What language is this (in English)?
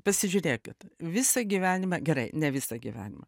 Lithuanian